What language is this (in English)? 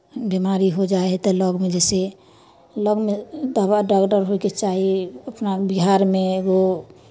Maithili